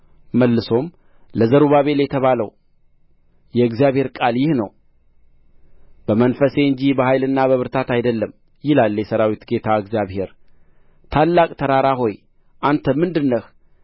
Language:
Amharic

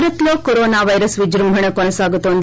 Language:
Telugu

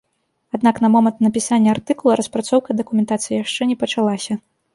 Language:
Belarusian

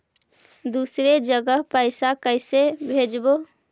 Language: Magahi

